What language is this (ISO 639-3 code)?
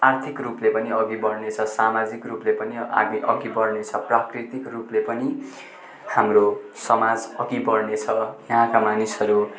nep